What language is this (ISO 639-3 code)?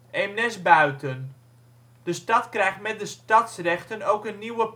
nld